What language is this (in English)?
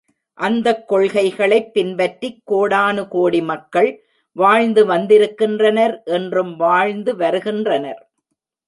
Tamil